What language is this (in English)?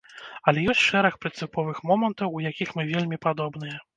Belarusian